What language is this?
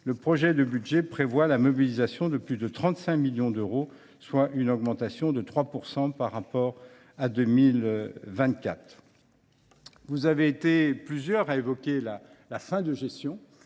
French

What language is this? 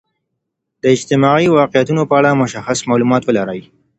Pashto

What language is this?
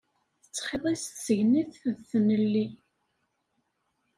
Kabyle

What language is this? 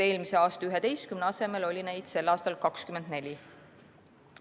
Estonian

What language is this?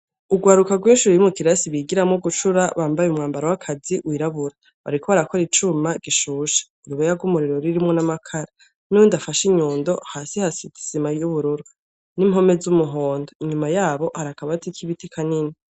Rundi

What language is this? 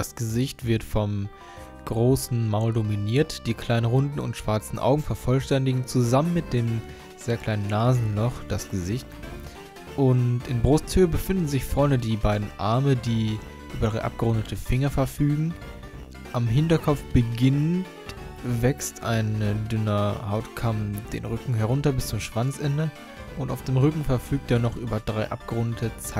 German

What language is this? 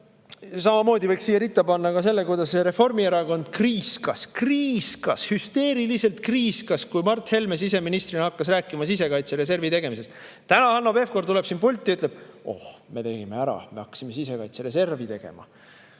Estonian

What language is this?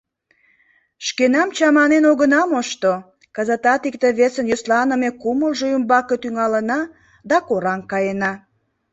Mari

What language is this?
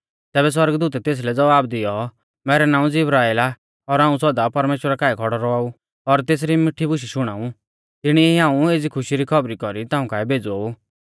Mahasu Pahari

